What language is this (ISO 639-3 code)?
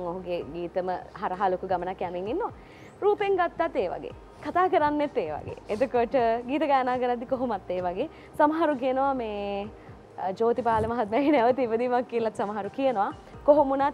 ind